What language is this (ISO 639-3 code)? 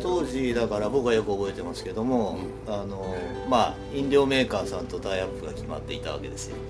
jpn